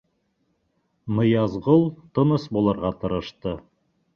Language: Bashkir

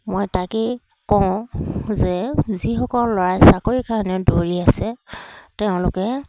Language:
Assamese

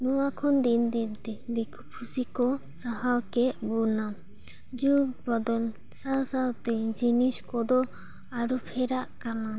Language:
Santali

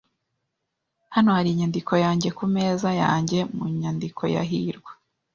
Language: Kinyarwanda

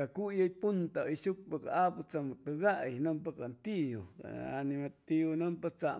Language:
Chimalapa Zoque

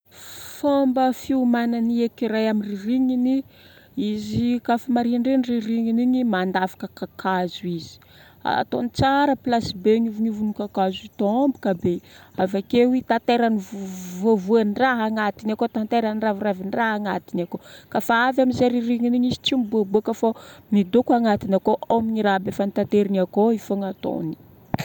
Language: Northern Betsimisaraka Malagasy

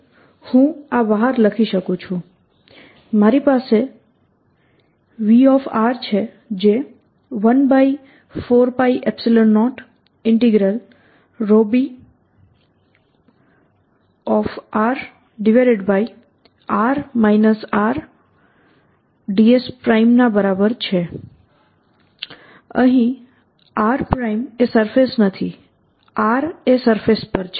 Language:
Gujarati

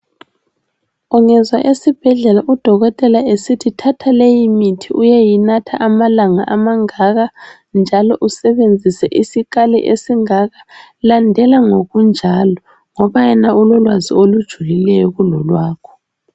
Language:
North Ndebele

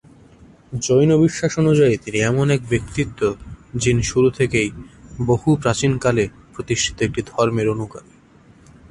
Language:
Bangla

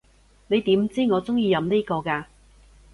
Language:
Cantonese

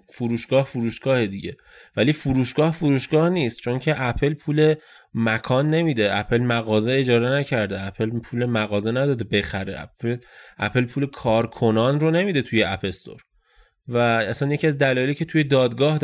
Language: Persian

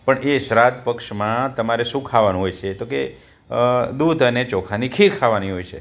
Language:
Gujarati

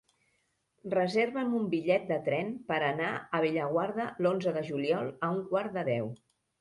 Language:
Catalan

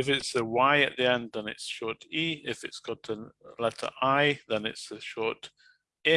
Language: English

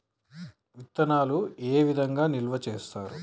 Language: Telugu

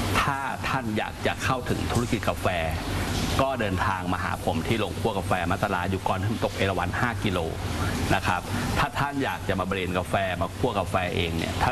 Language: Thai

